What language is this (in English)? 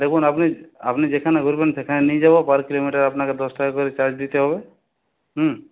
Bangla